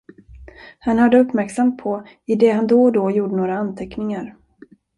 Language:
Swedish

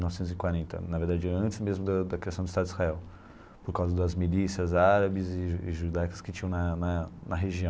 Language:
Portuguese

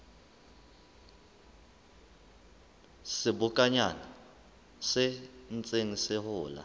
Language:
Southern Sotho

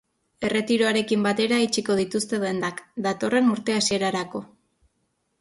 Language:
Basque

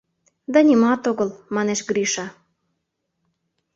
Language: Mari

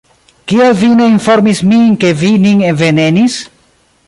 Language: Esperanto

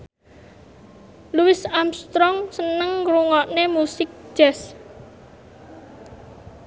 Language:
Javanese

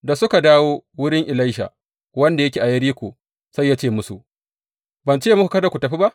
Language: Hausa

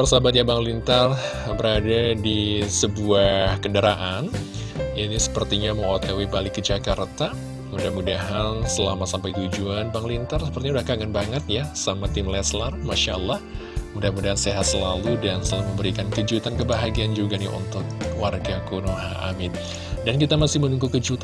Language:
Indonesian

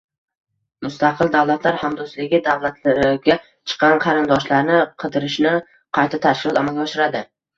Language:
Uzbek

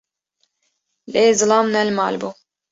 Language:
Kurdish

